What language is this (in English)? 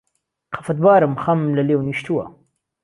Central Kurdish